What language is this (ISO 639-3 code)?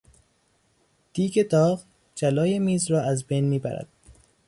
fas